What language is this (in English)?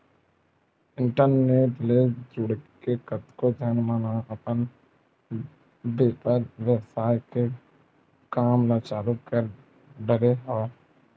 Chhattisgarhi